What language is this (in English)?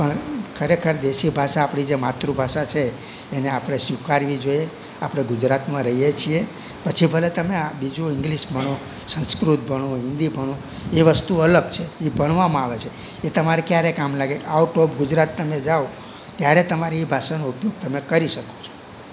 Gujarati